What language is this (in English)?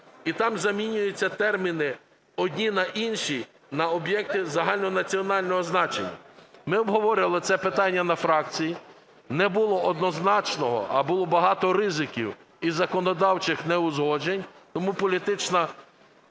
Ukrainian